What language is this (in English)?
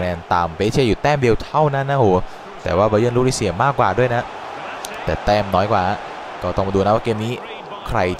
Thai